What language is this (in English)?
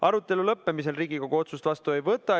Estonian